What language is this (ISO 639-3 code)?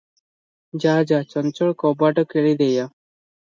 ori